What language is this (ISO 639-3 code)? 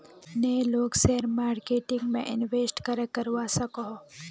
mag